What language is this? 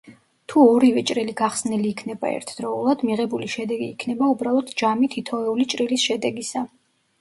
Georgian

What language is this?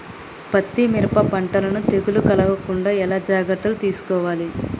Telugu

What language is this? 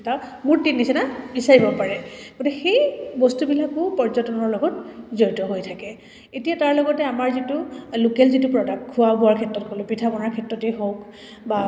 Assamese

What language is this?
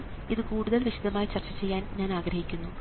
Malayalam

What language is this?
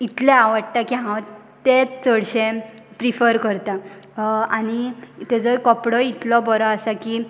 Konkani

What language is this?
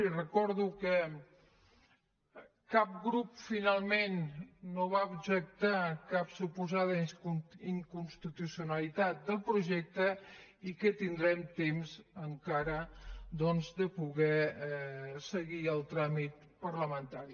Catalan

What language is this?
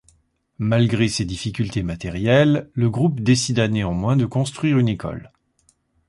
French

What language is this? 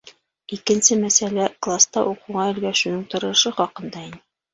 Bashkir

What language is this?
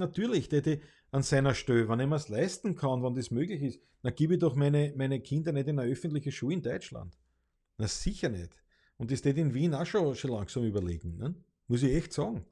German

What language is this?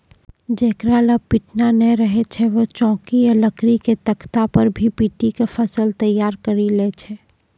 Maithili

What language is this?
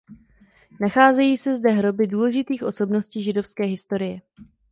Czech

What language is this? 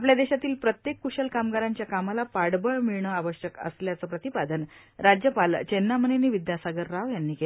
Marathi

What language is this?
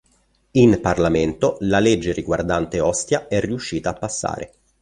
Italian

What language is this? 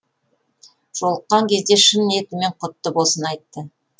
Kazakh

